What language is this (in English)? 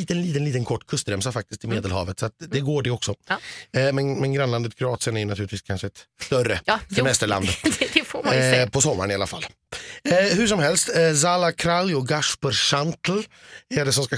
Swedish